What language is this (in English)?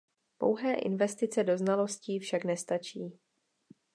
Czech